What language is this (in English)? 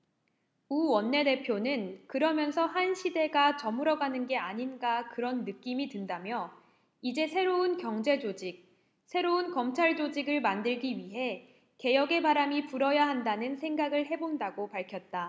Korean